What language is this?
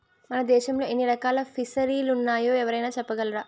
Telugu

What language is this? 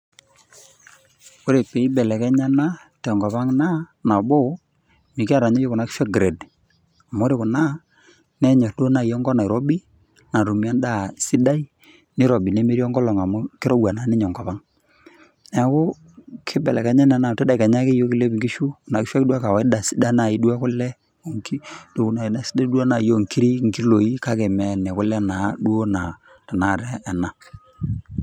Masai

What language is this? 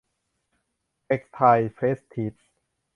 Thai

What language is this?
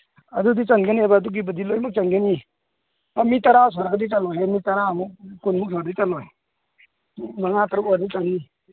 Manipuri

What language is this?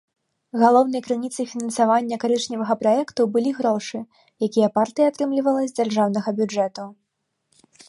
Belarusian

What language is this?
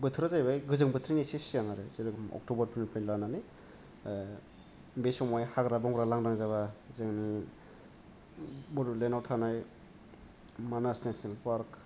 Bodo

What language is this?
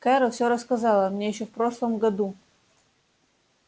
Russian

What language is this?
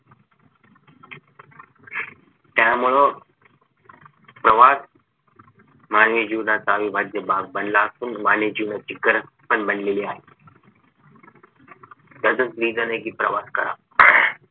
Marathi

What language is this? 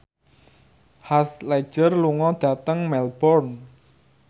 Javanese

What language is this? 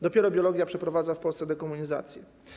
Polish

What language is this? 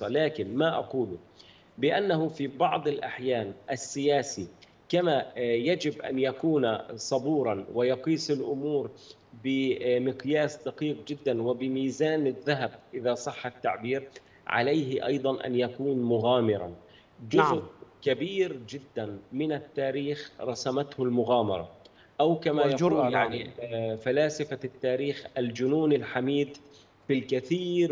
Arabic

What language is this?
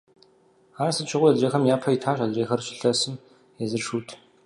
Kabardian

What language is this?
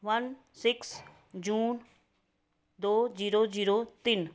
Punjabi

